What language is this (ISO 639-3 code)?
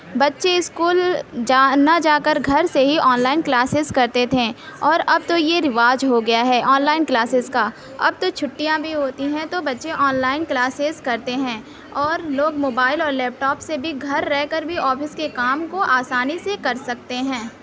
urd